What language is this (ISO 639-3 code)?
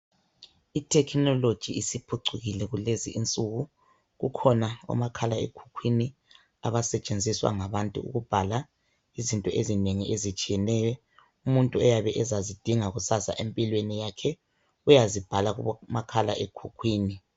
nde